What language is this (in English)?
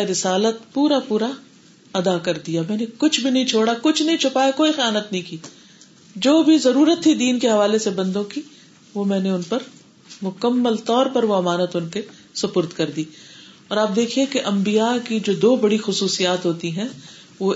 Urdu